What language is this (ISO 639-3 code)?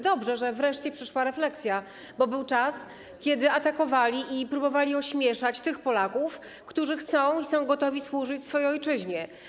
pol